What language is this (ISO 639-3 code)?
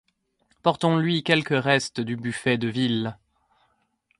fra